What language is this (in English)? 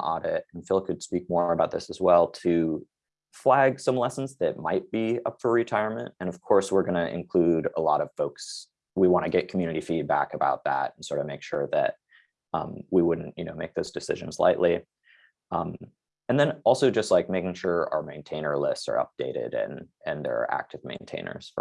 English